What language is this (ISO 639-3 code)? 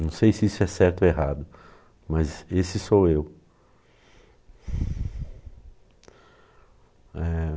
por